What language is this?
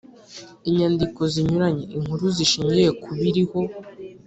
Kinyarwanda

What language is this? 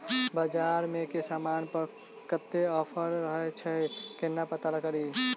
Maithili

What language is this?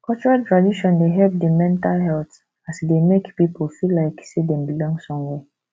Nigerian Pidgin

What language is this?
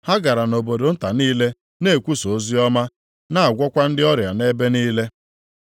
Igbo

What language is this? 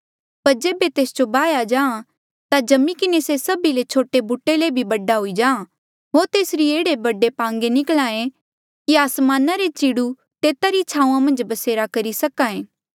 Mandeali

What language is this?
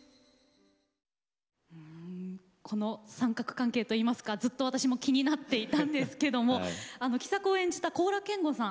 Japanese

